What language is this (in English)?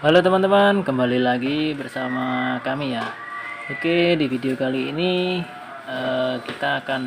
Indonesian